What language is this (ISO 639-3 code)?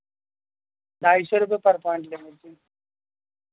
urd